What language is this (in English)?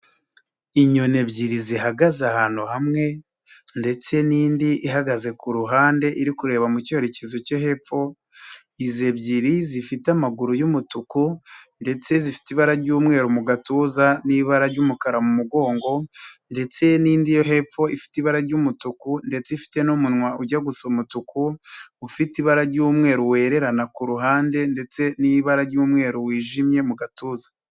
Kinyarwanda